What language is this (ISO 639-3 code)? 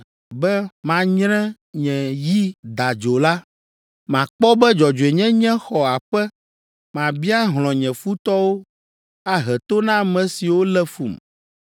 ewe